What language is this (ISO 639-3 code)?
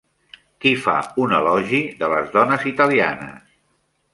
cat